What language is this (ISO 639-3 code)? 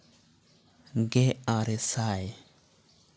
sat